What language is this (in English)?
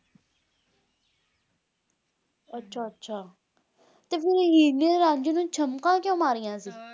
Punjabi